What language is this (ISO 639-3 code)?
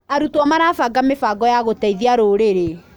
kik